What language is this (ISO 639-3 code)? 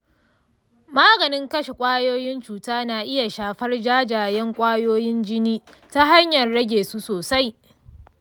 hau